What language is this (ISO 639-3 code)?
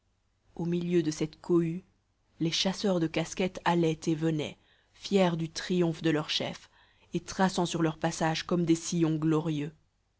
fra